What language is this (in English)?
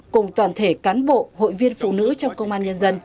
Vietnamese